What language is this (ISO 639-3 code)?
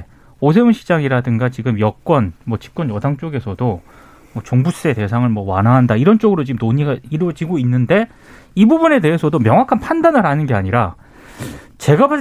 kor